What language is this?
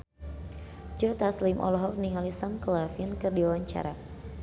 Sundanese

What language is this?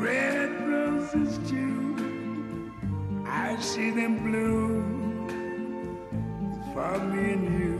Italian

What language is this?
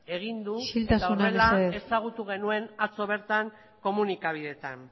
Basque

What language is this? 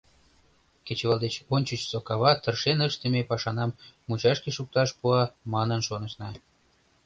Mari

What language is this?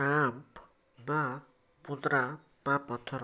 Odia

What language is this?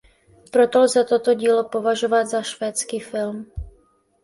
Czech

